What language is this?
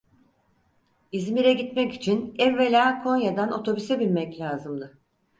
Turkish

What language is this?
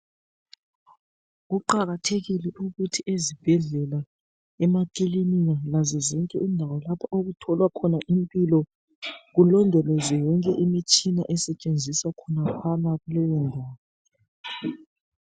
North Ndebele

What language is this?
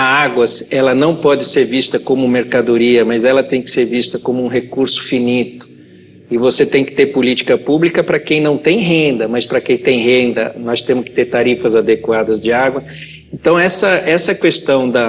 Portuguese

